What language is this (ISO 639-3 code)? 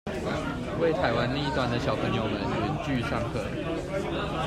zho